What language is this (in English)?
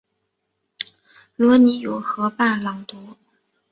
Chinese